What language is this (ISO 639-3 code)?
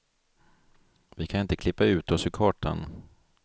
swe